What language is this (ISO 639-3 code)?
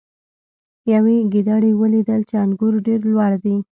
pus